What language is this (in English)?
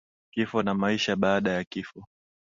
Swahili